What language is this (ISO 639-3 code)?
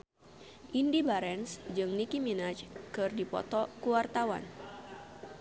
sun